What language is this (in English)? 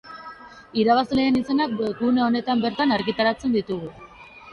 Basque